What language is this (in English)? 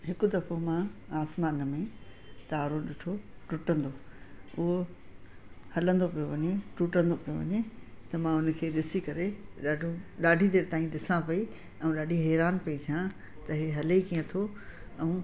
Sindhi